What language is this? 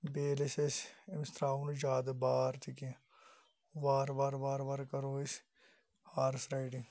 Kashmiri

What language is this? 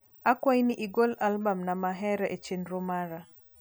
Luo (Kenya and Tanzania)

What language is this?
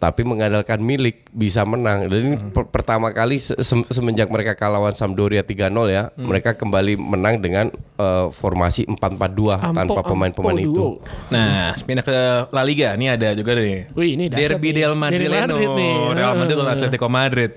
Indonesian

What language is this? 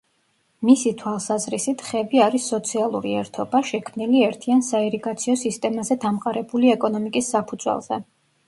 Georgian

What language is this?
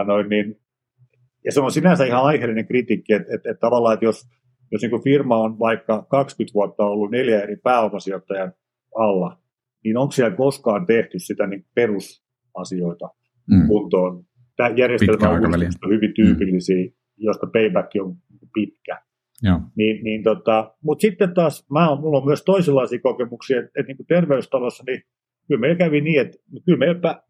Finnish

